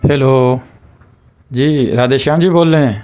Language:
Urdu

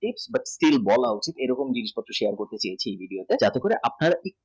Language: Bangla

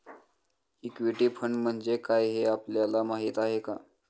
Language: Marathi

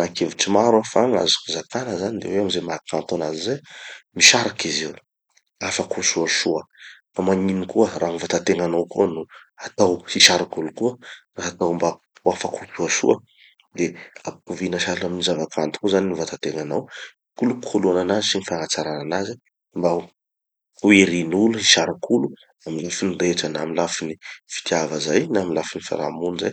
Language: Tanosy Malagasy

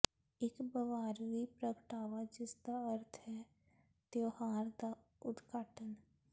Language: Punjabi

